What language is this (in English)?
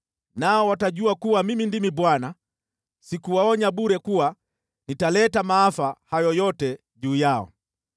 Swahili